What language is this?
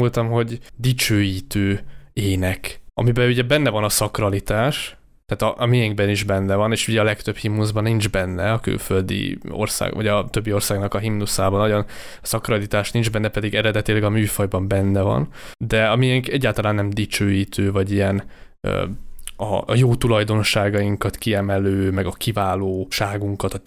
Hungarian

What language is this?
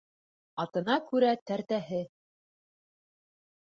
Bashkir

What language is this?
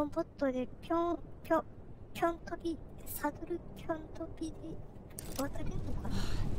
Japanese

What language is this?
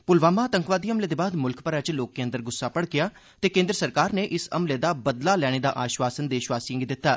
Dogri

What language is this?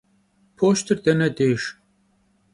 Kabardian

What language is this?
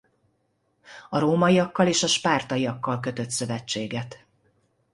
Hungarian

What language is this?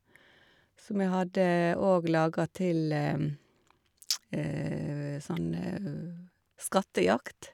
Norwegian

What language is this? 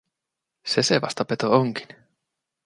Finnish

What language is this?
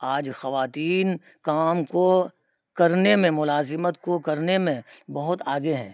Urdu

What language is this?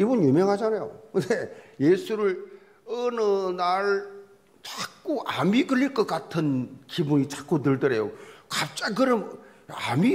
Korean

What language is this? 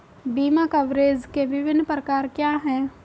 Hindi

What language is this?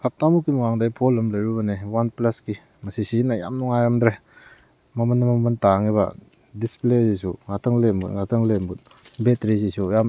Manipuri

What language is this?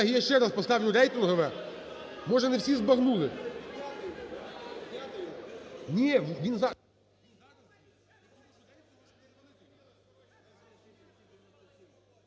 Ukrainian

